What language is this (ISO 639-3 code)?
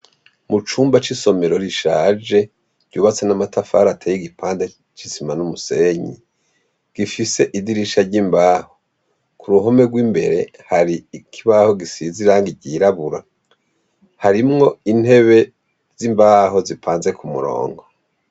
run